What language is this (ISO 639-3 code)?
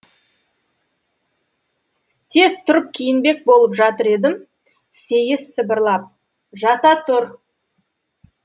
kaz